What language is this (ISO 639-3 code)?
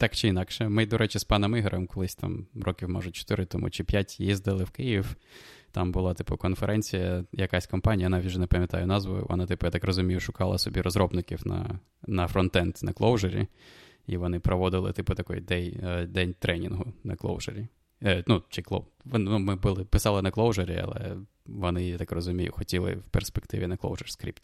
ukr